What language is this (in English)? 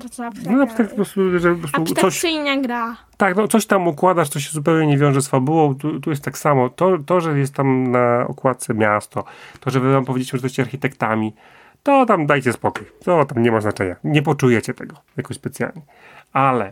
Polish